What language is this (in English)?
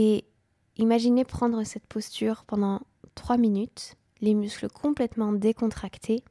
French